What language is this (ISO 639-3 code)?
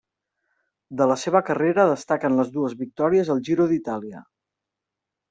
cat